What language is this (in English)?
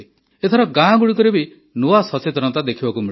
Odia